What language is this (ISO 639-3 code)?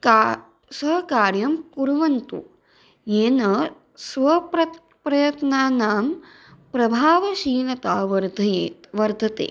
san